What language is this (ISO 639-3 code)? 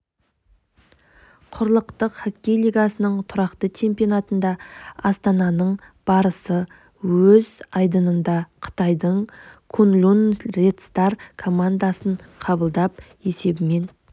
kaz